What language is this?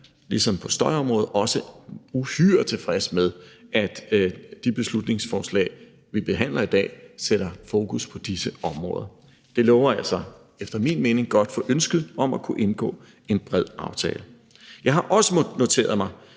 Danish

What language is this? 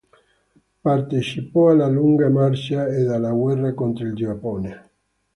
Italian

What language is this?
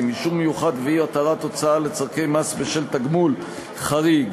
Hebrew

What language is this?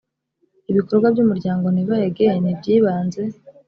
Kinyarwanda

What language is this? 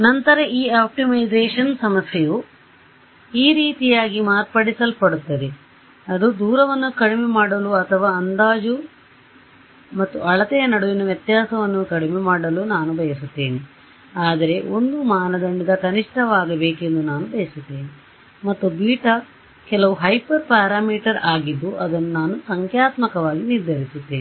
Kannada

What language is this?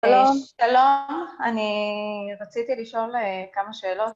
Hebrew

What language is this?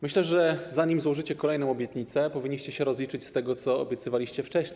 Polish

